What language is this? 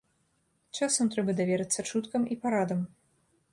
Belarusian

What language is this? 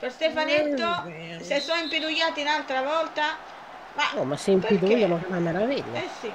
Italian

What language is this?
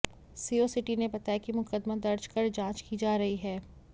Hindi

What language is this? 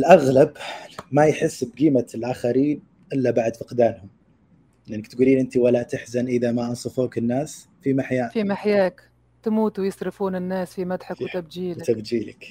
Arabic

